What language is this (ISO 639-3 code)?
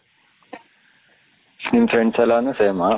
kan